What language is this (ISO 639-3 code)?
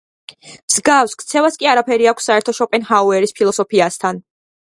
kat